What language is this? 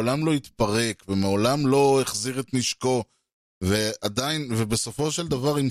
Hebrew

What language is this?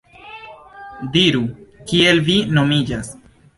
Esperanto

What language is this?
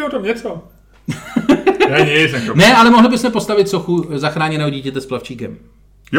Czech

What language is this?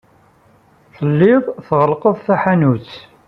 Kabyle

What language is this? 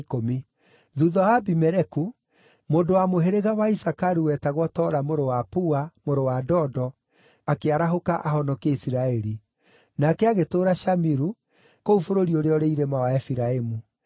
Kikuyu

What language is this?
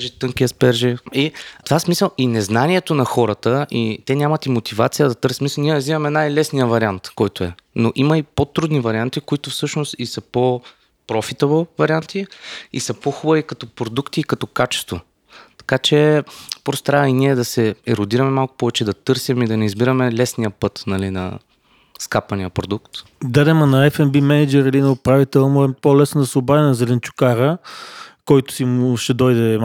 Bulgarian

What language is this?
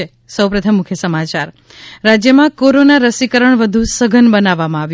Gujarati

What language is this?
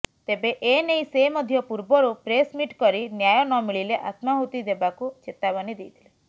Odia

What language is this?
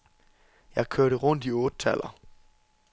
Danish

